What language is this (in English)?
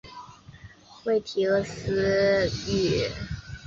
Chinese